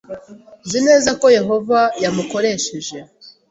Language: Kinyarwanda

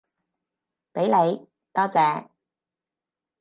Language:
Cantonese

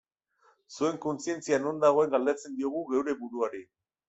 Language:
Basque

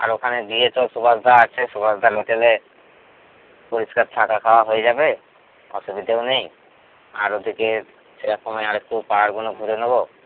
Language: Bangla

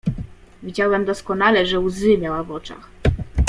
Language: Polish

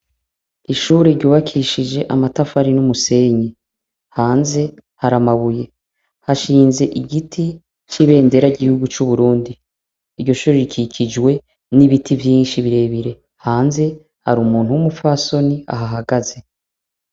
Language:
Rundi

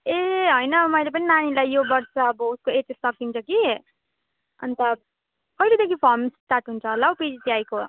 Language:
Nepali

